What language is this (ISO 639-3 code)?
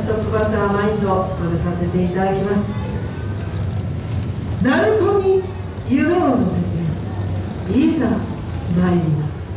jpn